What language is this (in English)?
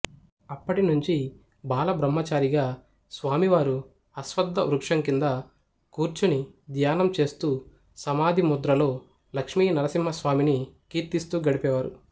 Telugu